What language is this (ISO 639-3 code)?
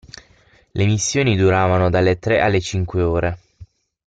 ita